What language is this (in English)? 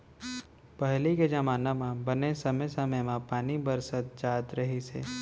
Chhattisgarhi